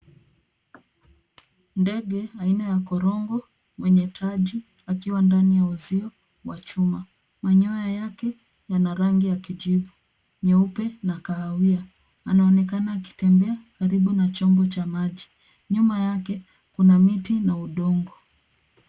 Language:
Swahili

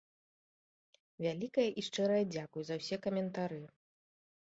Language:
Belarusian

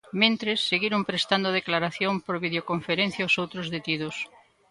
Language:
Galician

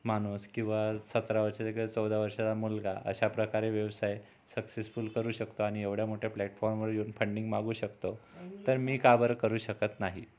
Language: Marathi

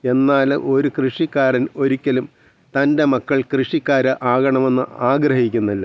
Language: Malayalam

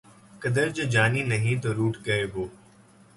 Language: Urdu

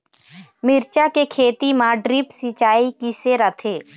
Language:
Chhattisgarhi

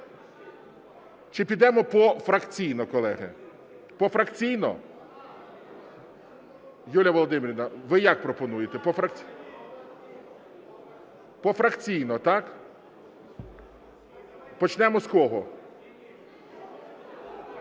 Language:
Ukrainian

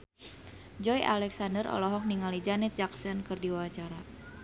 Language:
Sundanese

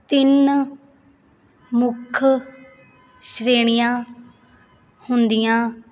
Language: Punjabi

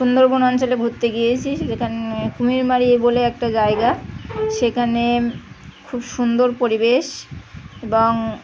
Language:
Bangla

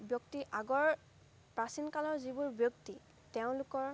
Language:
Assamese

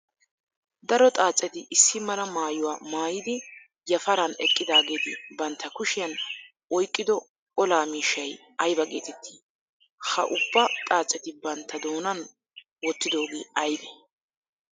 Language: Wolaytta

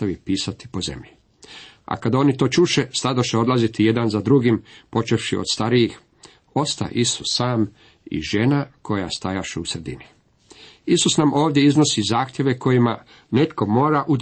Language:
Croatian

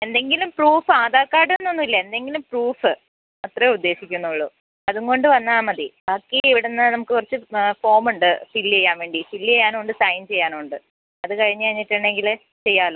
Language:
Malayalam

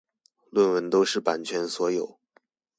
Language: Chinese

